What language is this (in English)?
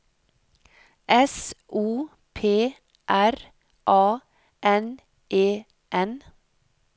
Norwegian